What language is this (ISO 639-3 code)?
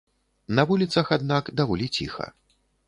bel